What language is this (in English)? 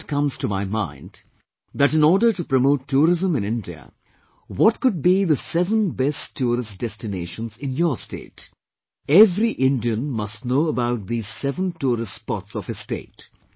English